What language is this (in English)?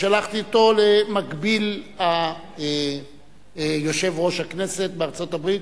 Hebrew